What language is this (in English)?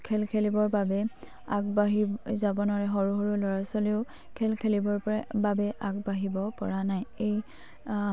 Assamese